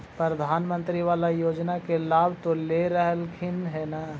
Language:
Magahi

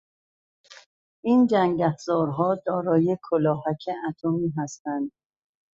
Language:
Persian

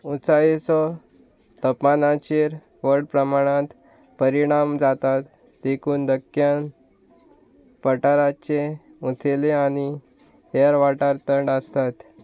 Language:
Konkani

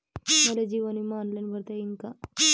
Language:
Marathi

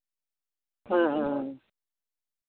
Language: Santali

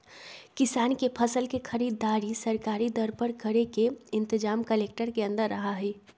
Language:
Magahi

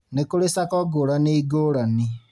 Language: Kikuyu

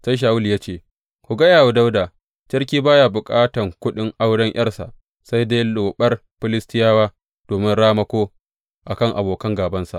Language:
Hausa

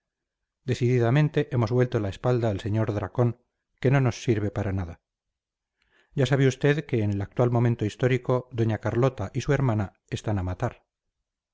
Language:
Spanish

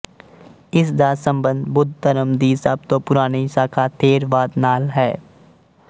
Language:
Punjabi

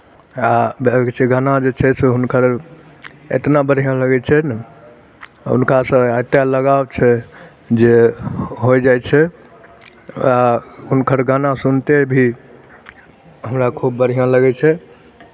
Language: Maithili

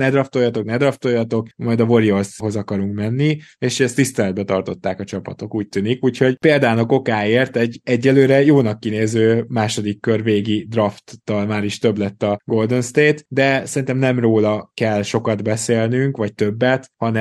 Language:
Hungarian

